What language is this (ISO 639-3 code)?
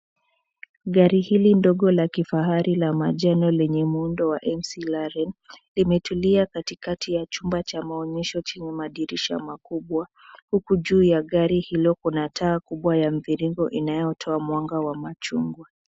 swa